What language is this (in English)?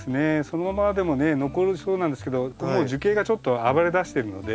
Japanese